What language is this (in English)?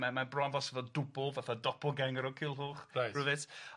Welsh